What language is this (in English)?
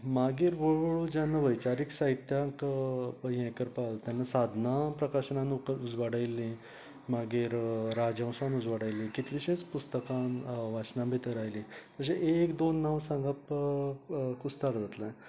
Konkani